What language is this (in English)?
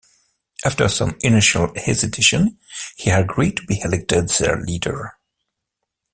English